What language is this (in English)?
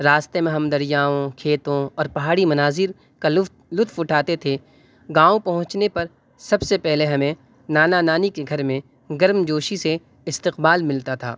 Urdu